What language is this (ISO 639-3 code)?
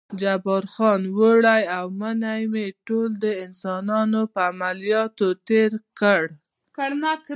pus